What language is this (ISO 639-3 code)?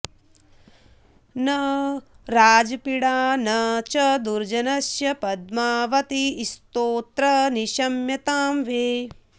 san